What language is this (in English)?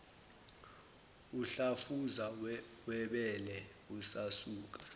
Zulu